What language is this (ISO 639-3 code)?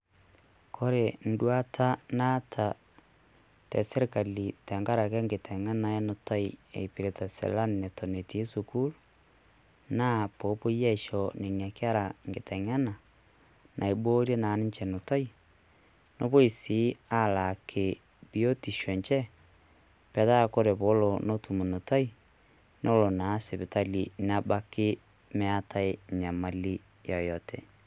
mas